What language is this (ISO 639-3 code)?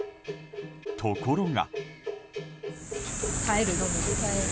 jpn